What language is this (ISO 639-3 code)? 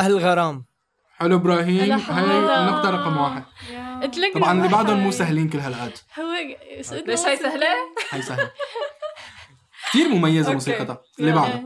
ara